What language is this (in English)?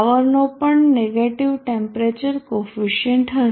Gujarati